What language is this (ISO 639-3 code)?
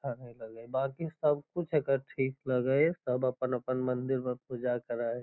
mag